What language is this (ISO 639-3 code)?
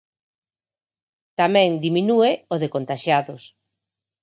glg